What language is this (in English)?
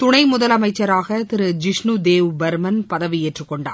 Tamil